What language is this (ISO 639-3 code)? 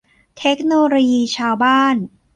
tha